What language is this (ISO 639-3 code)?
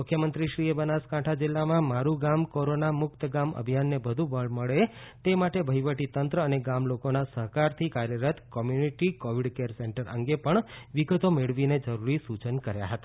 guj